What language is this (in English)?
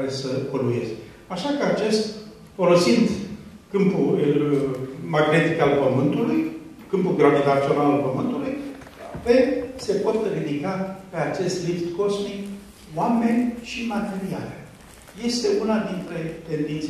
Romanian